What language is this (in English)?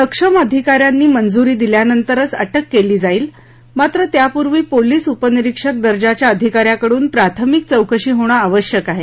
Marathi